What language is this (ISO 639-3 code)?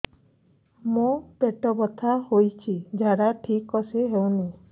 ori